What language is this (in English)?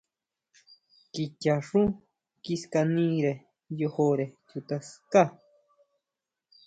Huautla Mazatec